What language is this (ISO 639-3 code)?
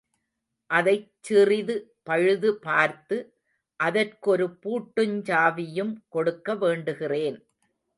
tam